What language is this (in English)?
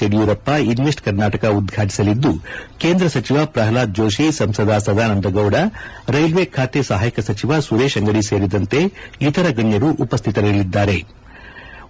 Kannada